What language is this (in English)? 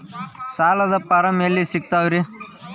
Kannada